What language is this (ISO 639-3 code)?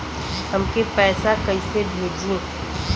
bho